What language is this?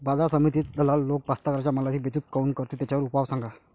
Marathi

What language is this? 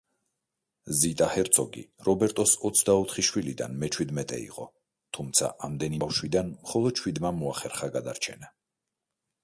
Georgian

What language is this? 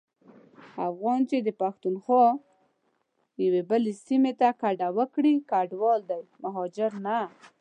Pashto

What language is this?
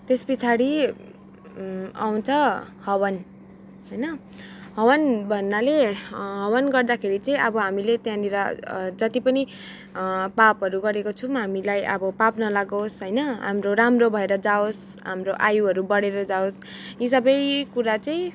Nepali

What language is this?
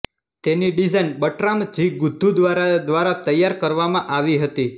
Gujarati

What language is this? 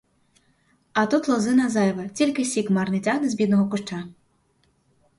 Ukrainian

